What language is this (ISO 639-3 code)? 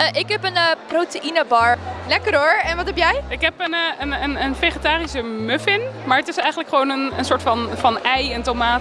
nld